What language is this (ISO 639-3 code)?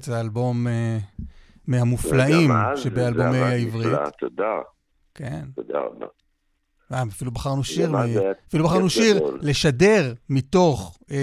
heb